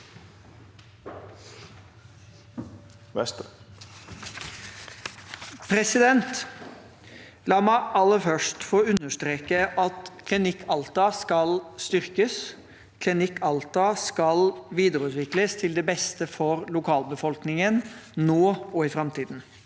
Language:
Norwegian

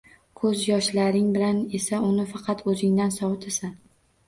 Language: Uzbek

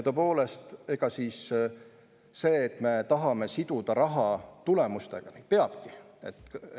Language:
Estonian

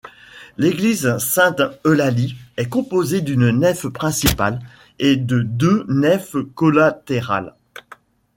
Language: French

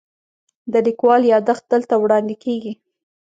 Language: Pashto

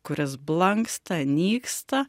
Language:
Lithuanian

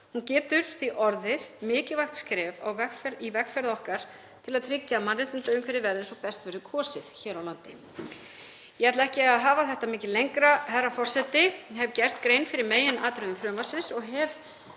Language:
Icelandic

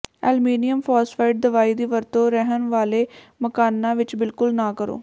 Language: Punjabi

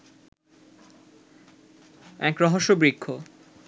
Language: Bangla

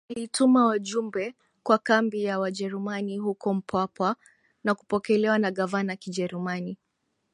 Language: Swahili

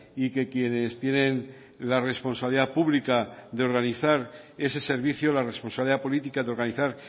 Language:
Spanish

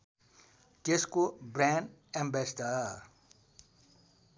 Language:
Nepali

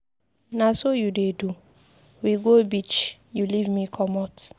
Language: Nigerian Pidgin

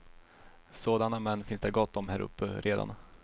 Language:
Swedish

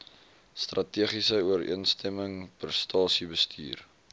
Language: Afrikaans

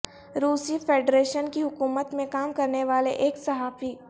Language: Urdu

